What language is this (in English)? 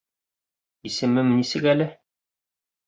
Bashkir